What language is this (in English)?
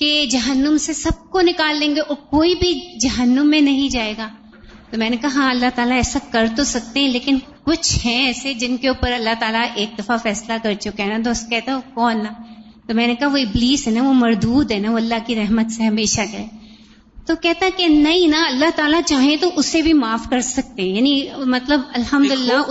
Urdu